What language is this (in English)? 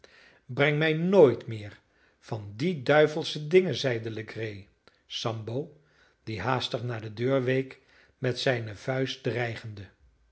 Dutch